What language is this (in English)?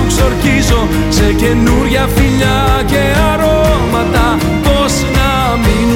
Greek